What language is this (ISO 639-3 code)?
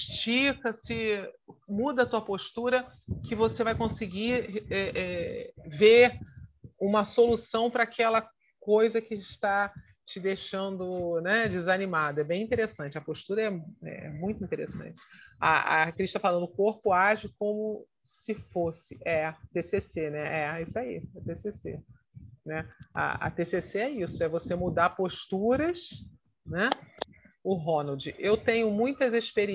por